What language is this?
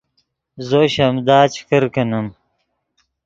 Yidgha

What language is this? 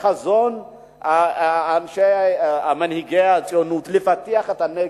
Hebrew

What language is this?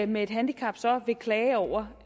Danish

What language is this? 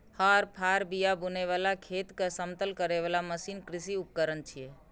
Maithili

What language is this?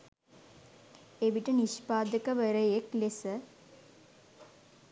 Sinhala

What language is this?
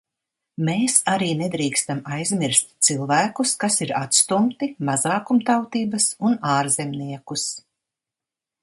Latvian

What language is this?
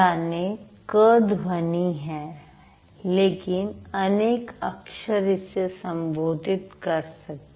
Hindi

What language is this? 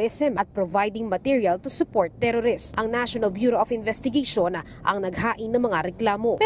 Filipino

